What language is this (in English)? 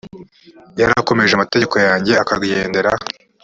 Kinyarwanda